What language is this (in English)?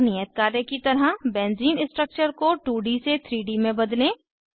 Hindi